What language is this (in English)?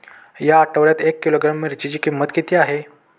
Marathi